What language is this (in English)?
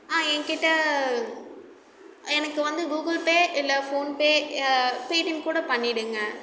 Tamil